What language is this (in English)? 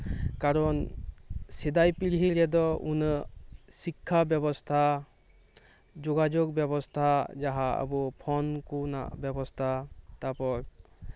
Santali